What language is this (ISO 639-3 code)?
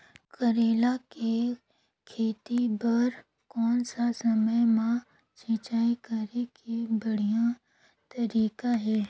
hne